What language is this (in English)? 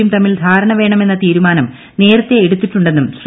Malayalam